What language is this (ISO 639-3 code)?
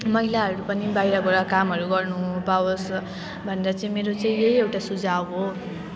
nep